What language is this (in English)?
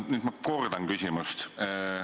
Estonian